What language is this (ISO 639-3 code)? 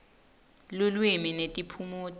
ssw